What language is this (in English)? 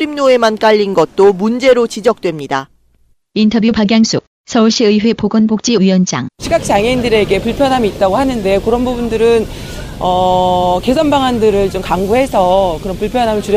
Korean